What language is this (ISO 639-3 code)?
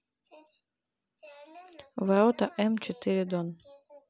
rus